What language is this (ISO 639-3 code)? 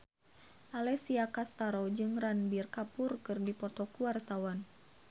sun